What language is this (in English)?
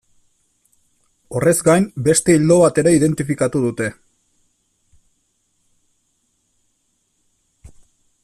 Basque